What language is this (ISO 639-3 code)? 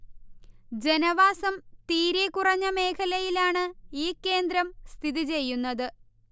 mal